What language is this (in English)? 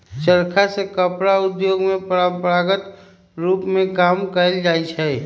Magahi